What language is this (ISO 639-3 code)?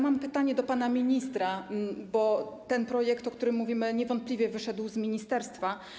pol